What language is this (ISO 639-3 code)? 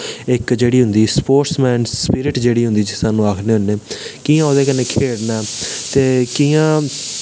doi